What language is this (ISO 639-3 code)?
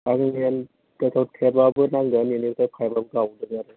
brx